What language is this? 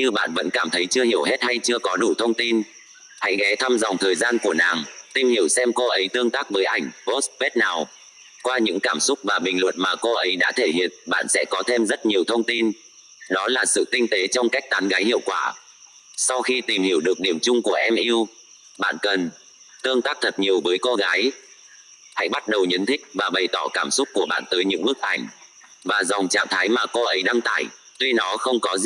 Vietnamese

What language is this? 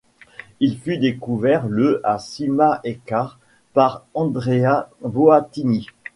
French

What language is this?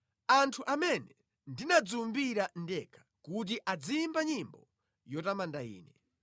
Nyanja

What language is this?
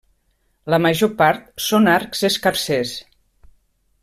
Catalan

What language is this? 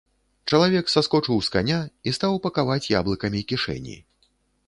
Belarusian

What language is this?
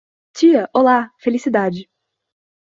Portuguese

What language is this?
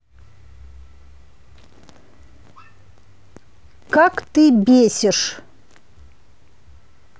Russian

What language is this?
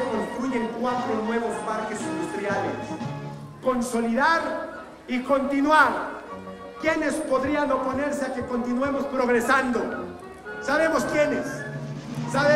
Spanish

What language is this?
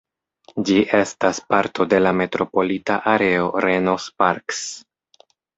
Esperanto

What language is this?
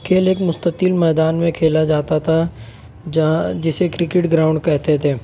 Urdu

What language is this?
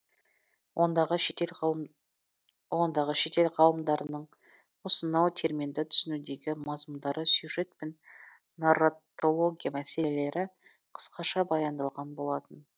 Kazakh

